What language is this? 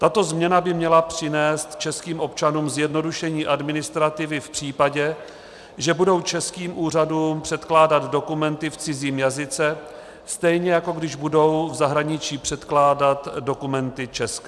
Czech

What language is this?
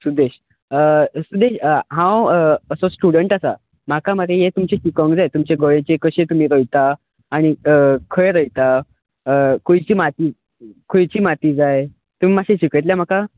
Konkani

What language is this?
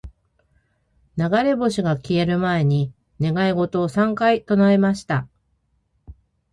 Japanese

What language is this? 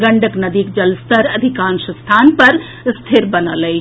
Maithili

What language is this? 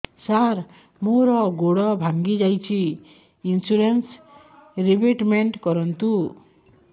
Odia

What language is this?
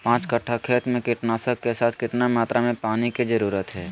Magahi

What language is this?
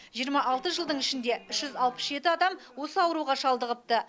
Kazakh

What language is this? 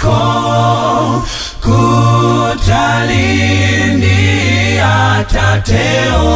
Romanian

